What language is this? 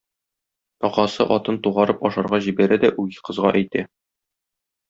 Tatar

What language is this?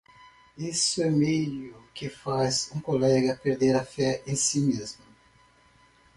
Portuguese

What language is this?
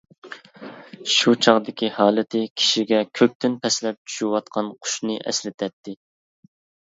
Uyghur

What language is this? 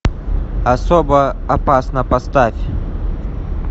Russian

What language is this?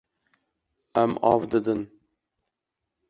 Kurdish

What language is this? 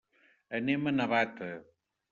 Catalan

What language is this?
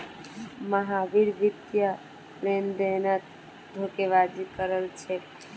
Magahi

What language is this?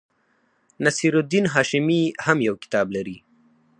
Pashto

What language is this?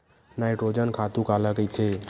Chhattisgarhi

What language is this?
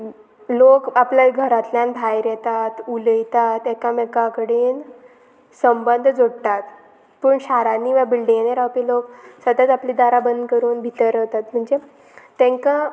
Konkani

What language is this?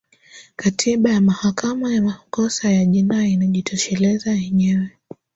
Swahili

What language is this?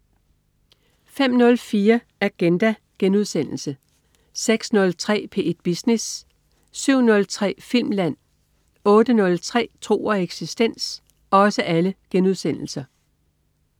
Danish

